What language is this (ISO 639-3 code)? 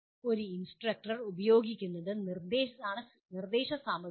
mal